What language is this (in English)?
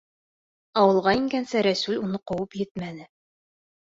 Bashkir